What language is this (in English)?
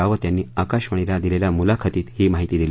Marathi